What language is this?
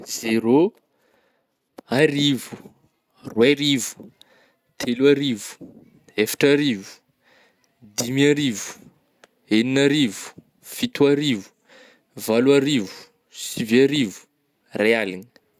Northern Betsimisaraka Malagasy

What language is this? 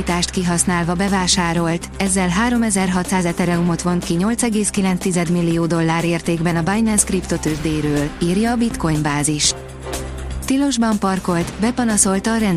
Hungarian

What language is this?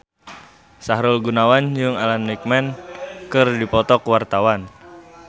Sundanese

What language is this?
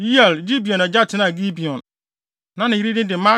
Akan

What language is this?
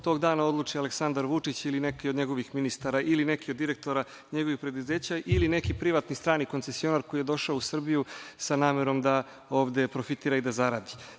Serbian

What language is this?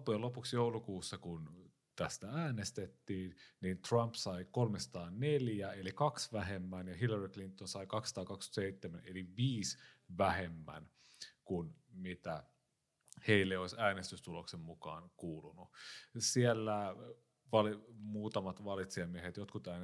Finnish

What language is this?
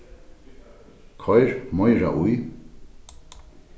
Faroese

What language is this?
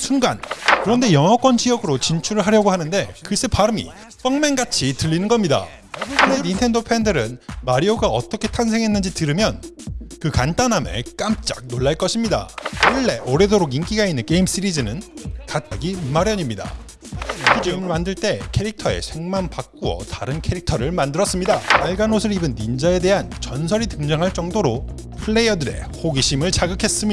Korean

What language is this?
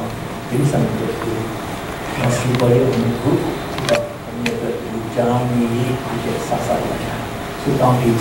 Korean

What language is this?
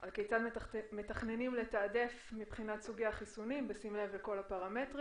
Hebrew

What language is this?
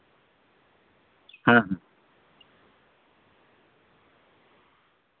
Santali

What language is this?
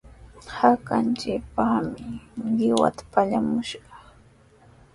Sihuas Ancash Quechua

